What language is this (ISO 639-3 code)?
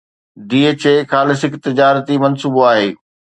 snd